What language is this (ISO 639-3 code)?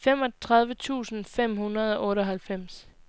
dan